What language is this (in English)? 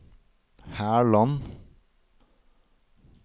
Norwegian